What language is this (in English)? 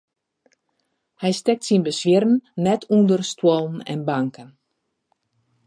Western Frisian